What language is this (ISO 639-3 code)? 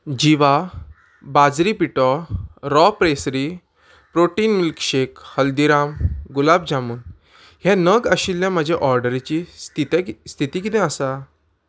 kok